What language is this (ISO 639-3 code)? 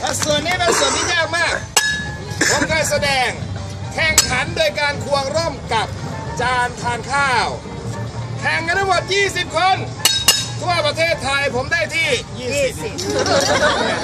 tha